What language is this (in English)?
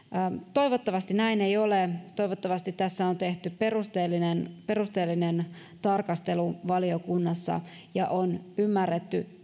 Finnish